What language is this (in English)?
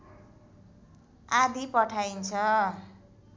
Nepali